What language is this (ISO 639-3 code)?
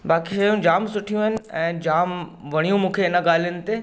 snd